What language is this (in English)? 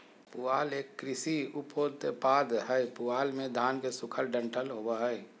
Magahi